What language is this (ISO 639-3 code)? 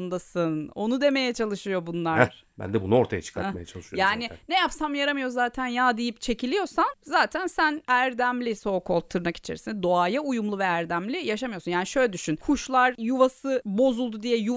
tur